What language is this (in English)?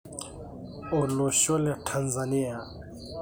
Masai